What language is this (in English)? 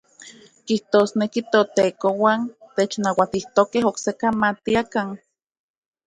Central Puebla Nahuatl